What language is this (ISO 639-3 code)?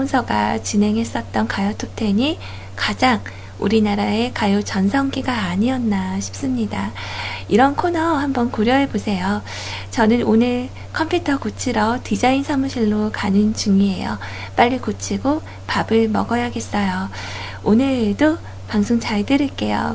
kor